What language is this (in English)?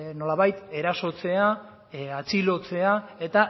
Basque